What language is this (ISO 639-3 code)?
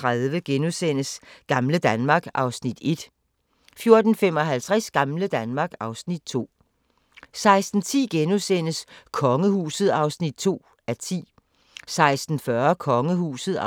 dan